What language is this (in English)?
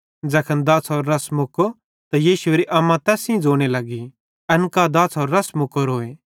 Bhadrawahi